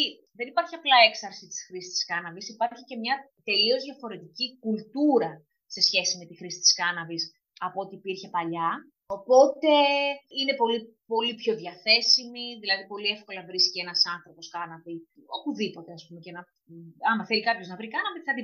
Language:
Greek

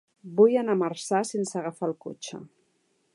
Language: Catalan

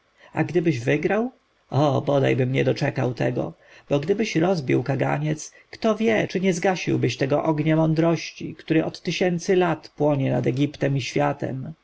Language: Polish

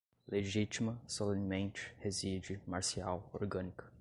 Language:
Portuguese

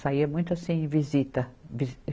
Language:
Portuguese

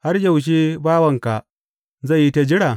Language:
Hausa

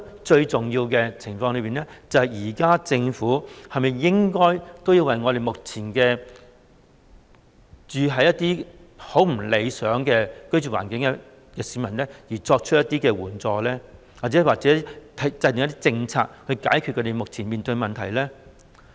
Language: Cantonese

